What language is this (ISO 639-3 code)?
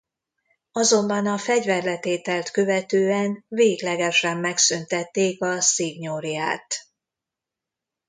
hun